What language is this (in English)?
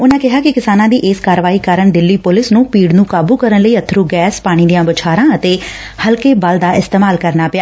Punjabi